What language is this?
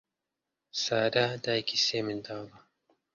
Central Kurdish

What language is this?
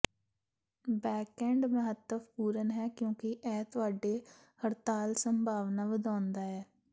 Punjabi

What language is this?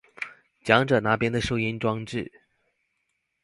Chinese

